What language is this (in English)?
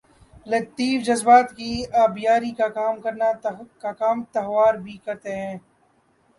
Urdu